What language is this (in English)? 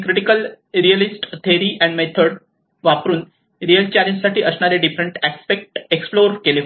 Marathi